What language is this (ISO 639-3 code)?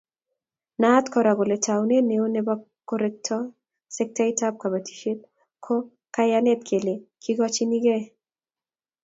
kln